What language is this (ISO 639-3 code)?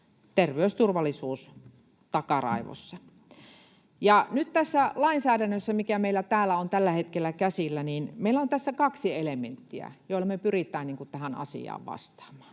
fin